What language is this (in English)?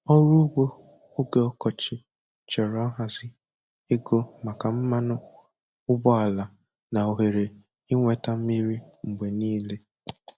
Igbo